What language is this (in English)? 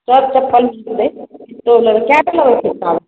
Maithili